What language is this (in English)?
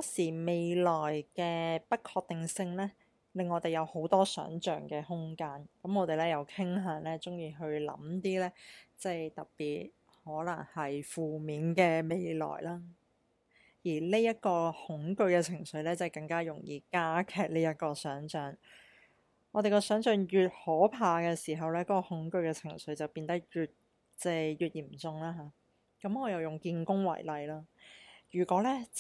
Chinese